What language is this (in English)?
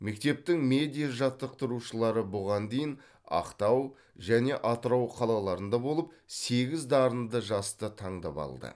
Kazakh